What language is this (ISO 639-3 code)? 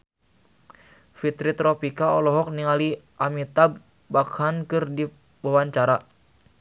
sun